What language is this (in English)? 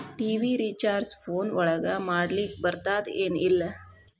Kannada